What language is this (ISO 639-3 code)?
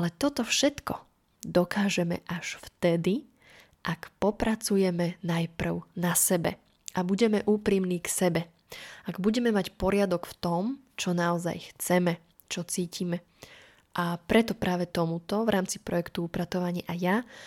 slk